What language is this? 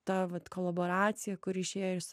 Lithuanian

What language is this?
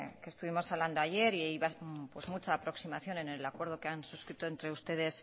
Spanish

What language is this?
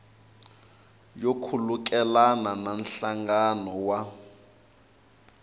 Tsonga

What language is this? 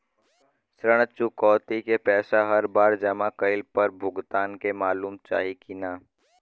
Bhojpuri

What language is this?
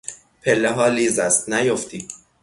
Persian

